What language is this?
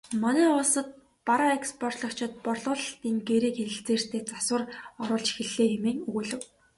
Mongolian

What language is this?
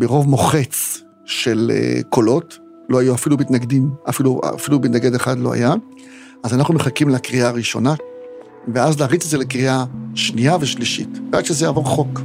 Hebrew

